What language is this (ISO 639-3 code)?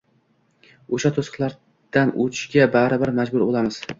uzb